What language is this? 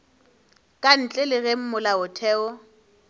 Northern Sotho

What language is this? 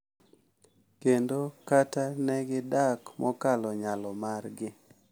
Luo (Kenya and Tanzania)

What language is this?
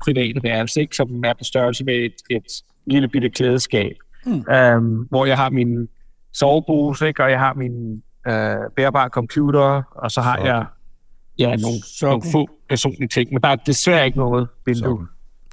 Danish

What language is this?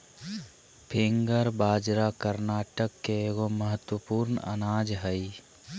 Magahi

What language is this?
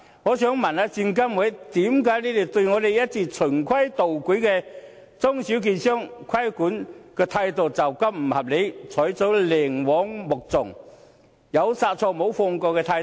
Cantonese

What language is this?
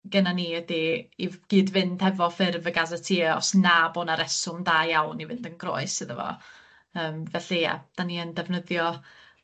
Welsh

